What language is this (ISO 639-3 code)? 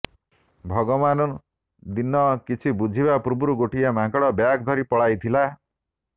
ori